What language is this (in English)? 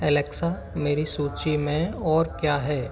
Hindi